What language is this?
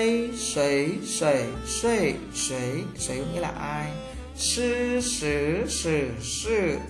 Vietnamese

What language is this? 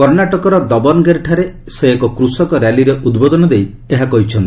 Odia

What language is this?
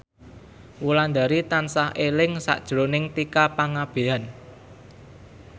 Javanese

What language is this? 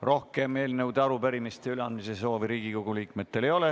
Estonian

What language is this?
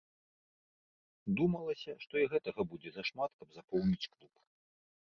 Belarusian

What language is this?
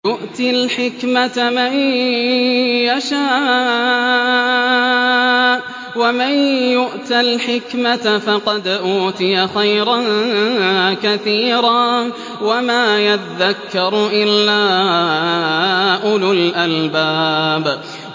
Arabic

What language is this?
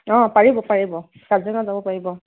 Assamese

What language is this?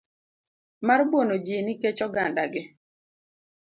Luo (Kenya and Tanzania)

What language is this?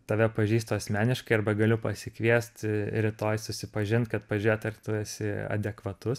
Lithuanian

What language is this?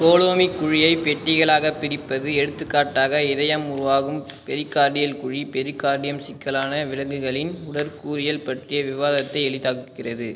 Tamil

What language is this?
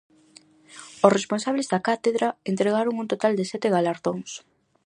Galician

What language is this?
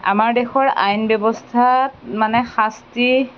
Assamese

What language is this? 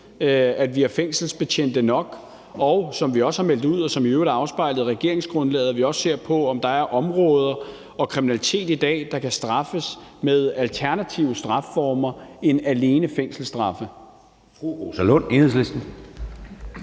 Danish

